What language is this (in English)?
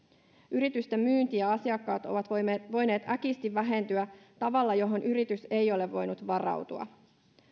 Finnish